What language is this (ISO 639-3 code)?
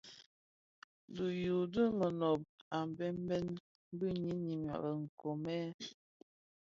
ksf